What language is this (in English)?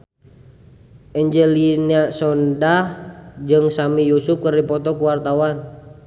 Sundanese